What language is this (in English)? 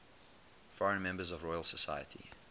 English